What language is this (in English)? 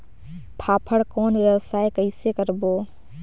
Chhattisgarhi